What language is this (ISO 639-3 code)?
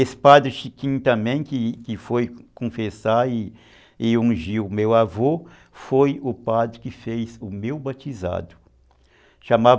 por